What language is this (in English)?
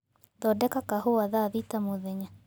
Kikuyu